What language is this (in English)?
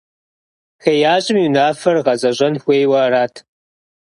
Kabardian